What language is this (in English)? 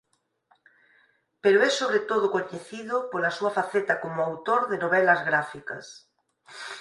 Galician